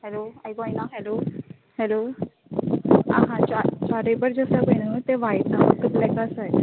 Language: Konkani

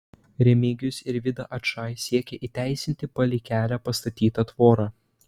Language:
Lithuanian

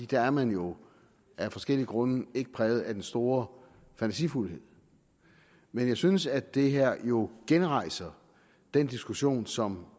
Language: Danish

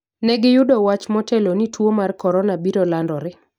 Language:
Luo (Kenya and Tanzania)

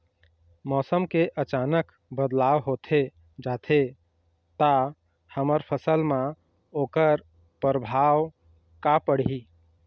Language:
Chhattisgarhi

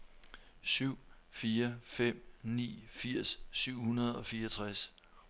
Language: Danish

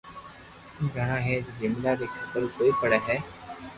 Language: Loarki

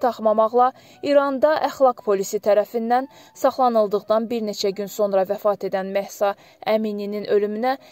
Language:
Turkish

